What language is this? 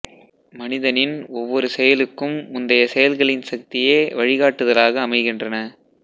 Tamil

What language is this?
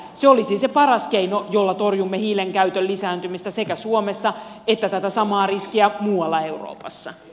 Finnish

